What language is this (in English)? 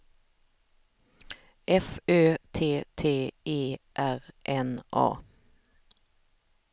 Swedish